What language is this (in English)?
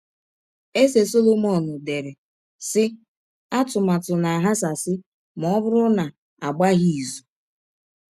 Igbo